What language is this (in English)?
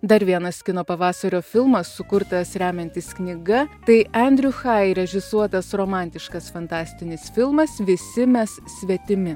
Lithuanian